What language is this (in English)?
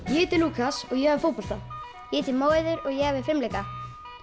Icelandic